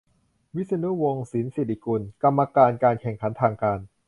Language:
Thai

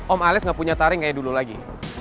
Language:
Indonesian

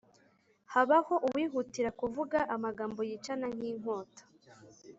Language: Kinyarwanda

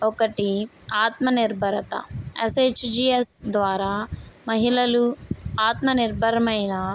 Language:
Telugu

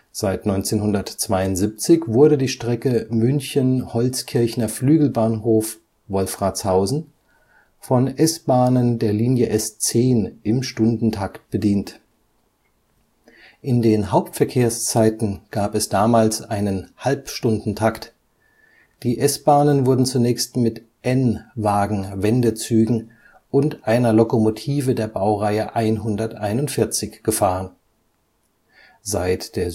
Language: German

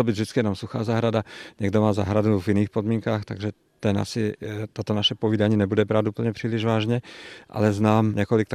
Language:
Czech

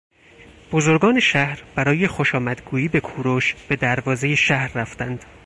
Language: Persian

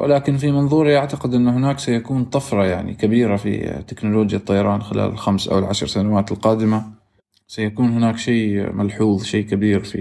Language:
Arabic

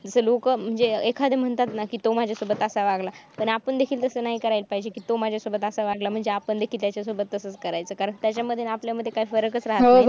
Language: Marathi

